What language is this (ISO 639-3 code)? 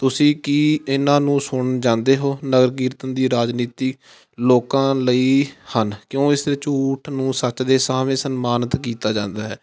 pan